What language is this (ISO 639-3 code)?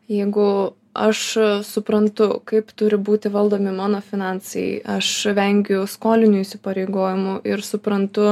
lit